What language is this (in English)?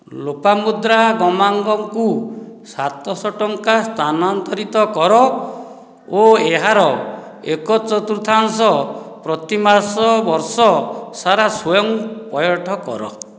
Odia